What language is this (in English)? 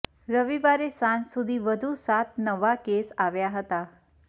Gujarati